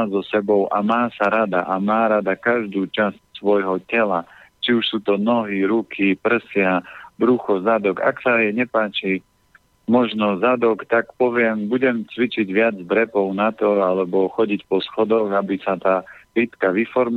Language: Slovak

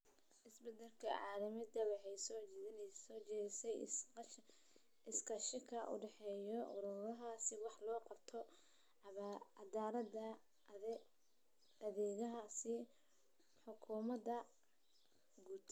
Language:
Somali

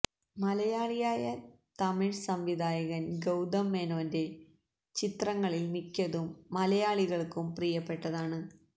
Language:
Malayalam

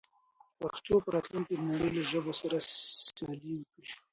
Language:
Pashto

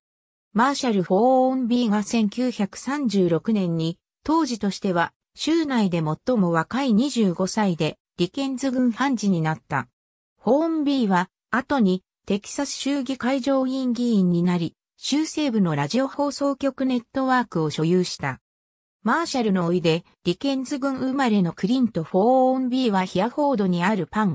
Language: Japanese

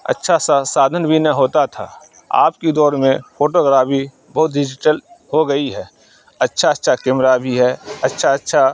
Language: Urdu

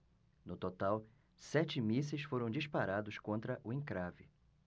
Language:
Portuguese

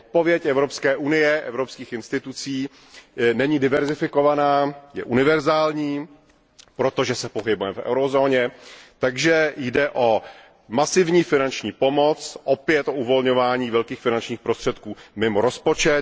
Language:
Czech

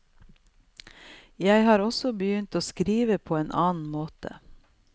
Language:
Norwegian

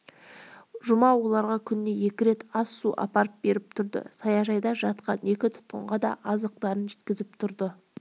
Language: Kazakh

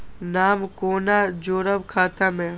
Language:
Maithili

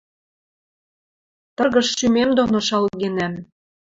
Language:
Western Mari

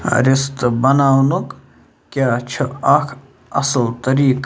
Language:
Kashmiri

